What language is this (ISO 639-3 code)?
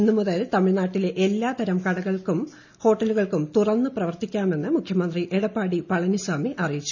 mal